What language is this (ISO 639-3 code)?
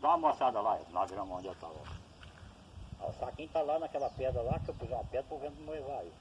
por